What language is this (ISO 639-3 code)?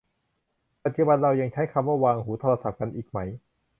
tha